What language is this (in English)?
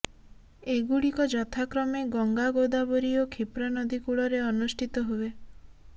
Odia